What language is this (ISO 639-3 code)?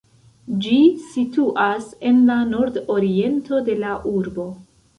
epo